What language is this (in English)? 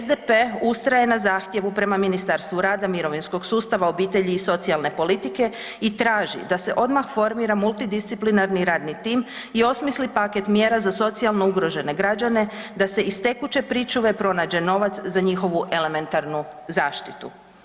Croatian